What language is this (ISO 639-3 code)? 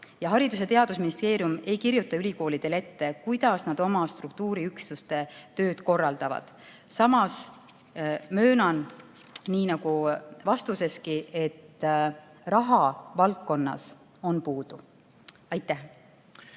est